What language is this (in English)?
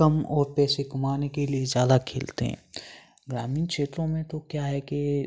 Hindi